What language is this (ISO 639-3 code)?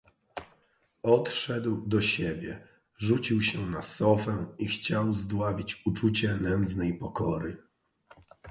pol